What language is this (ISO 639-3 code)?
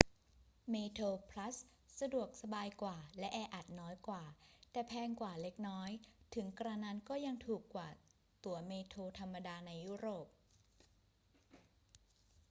tha